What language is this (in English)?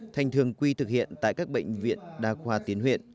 Vietnamese